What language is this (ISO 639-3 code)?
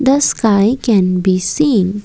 eng